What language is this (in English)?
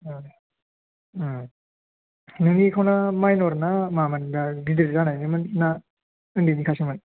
Bodo